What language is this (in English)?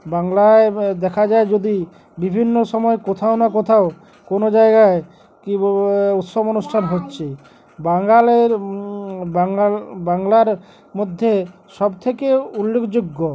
Bangla